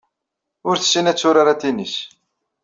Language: Kabyle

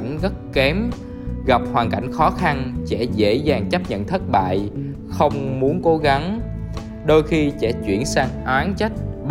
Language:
Vietnamese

